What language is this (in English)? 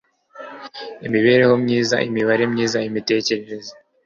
Kinyarwanda